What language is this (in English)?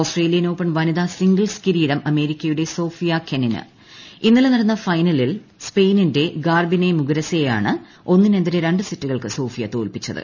Malayalam